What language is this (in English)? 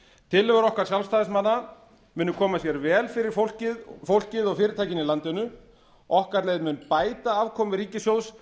Icelandic